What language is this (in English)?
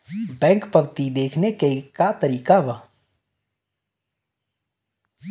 Bhojpuri